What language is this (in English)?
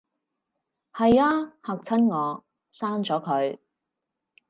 Cantonese